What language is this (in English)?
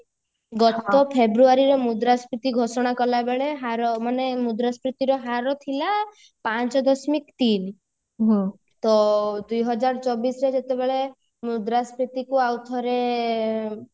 Odia